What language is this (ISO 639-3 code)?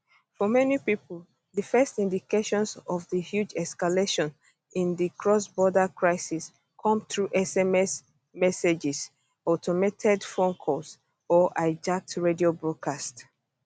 pcm